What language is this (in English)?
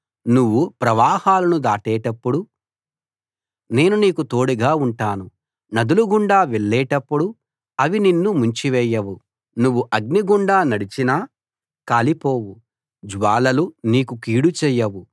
Telugu